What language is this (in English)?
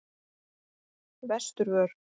Icelandic